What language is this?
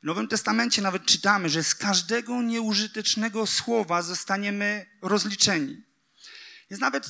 Polish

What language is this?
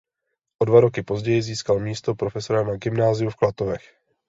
Czech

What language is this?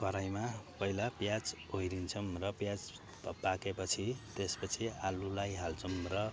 Nepali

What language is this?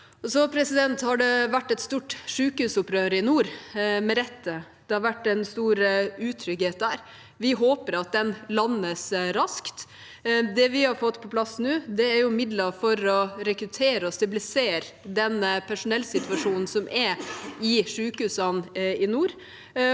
Norwegian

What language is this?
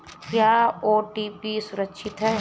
Hindi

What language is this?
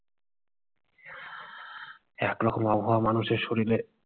Bangla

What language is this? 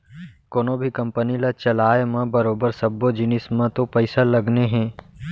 Chhattisgarhi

